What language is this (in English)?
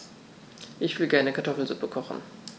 German